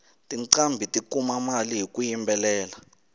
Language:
Tsonga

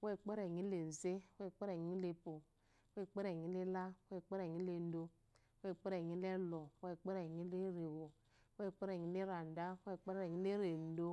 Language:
Eloyi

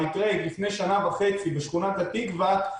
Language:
Hebrew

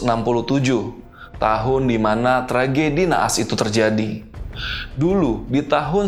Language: Indonesian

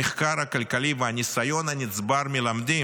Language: Hebrew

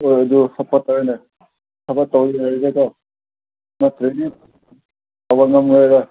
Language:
Manipuri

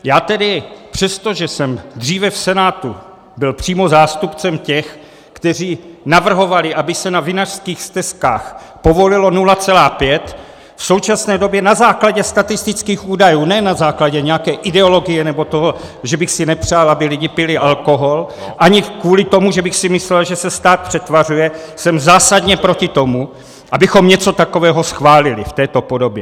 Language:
Czech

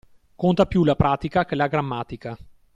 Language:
Italian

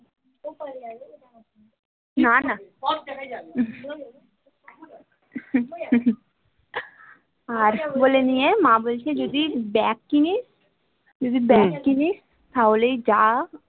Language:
Bangla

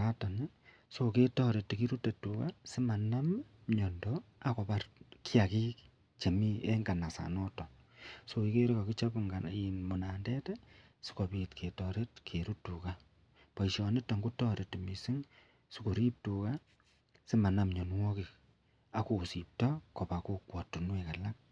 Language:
Kalenjin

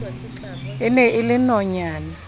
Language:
Southern Sotho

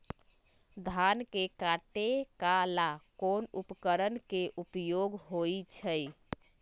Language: Magahi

